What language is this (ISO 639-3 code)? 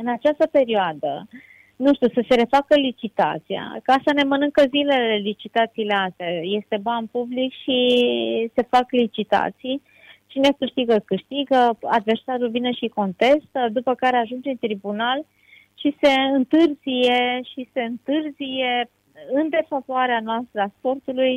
ron